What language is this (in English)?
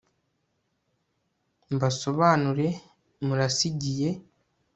Kinyarwanda